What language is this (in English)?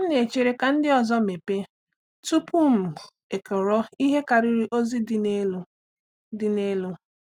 Igbo